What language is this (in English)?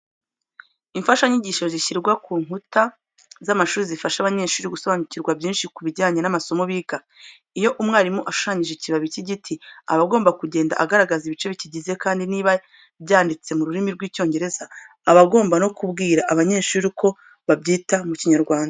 Kinyarwanda